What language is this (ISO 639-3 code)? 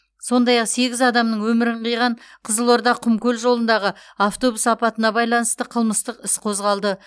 kaz